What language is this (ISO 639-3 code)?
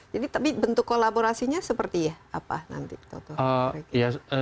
ind